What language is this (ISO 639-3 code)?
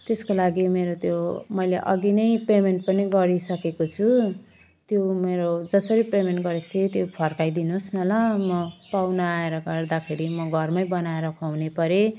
nep